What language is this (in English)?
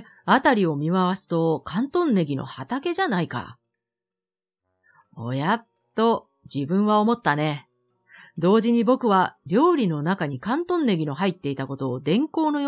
Japanese